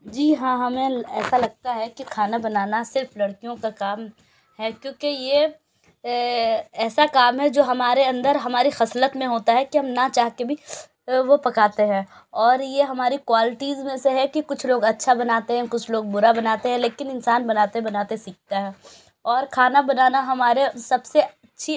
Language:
Urdu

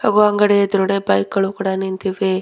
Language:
Kannada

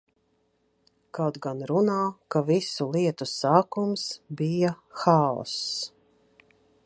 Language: Latvian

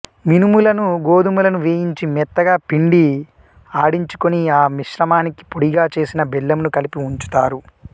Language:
Telugu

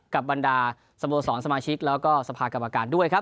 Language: Thai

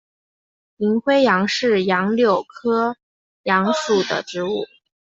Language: Chinese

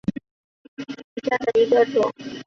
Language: Chinese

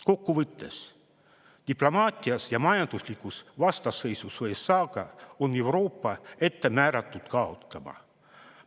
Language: Estonian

